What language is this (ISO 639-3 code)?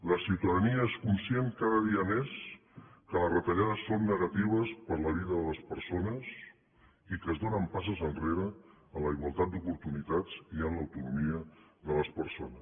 cat